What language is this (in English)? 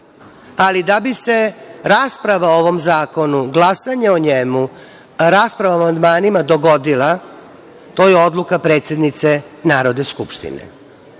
Serbian